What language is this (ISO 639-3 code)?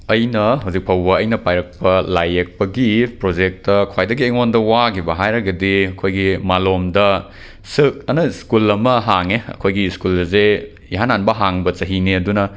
mni